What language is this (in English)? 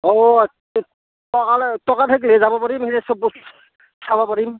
Assamese